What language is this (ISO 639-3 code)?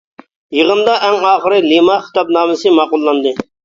uig